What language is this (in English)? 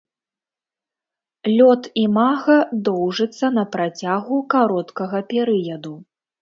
Belarusian